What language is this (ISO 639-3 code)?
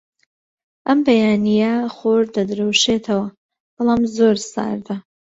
ckb